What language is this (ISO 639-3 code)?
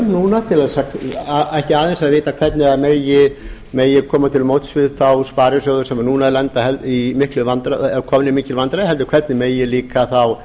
isl